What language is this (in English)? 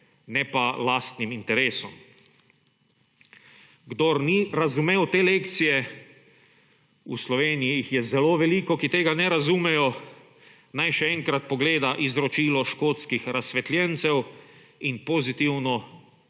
Slovenian